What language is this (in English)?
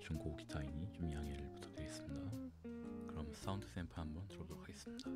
Korean